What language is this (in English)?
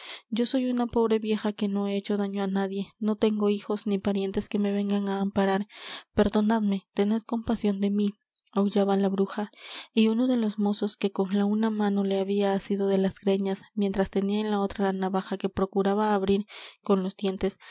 Spanish